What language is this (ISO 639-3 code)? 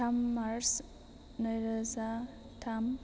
brx